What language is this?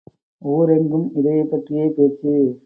Tamil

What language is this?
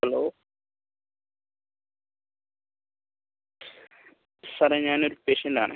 Malayalam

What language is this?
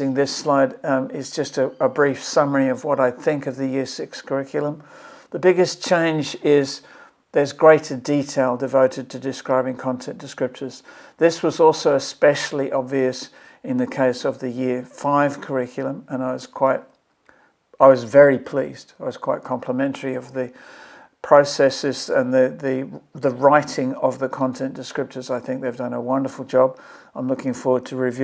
English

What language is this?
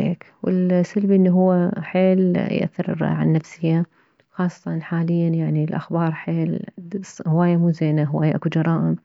Mesopotamian Arabic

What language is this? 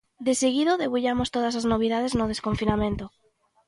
Galician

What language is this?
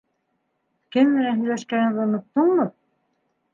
Bashkir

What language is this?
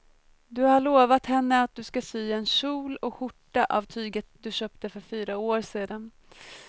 Swedish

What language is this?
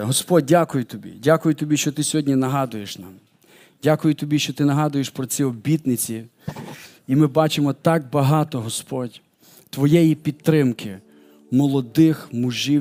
Ukrainian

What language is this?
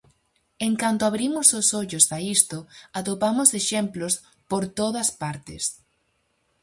Galician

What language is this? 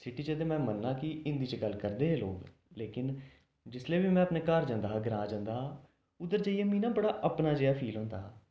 Dogri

